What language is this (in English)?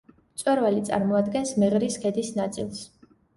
Georgian